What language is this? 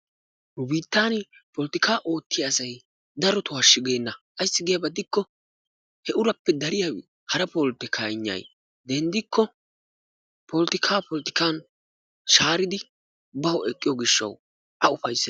Wolaytta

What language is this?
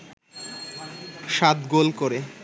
Bangla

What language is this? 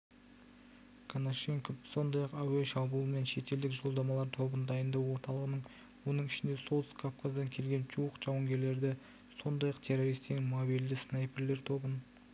Kazakh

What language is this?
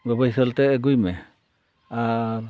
Santali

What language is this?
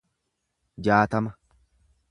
Oromo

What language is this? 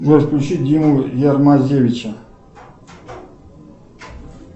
Russian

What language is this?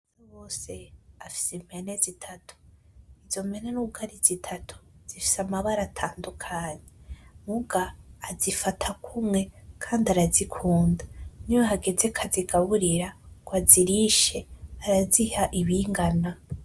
Rundi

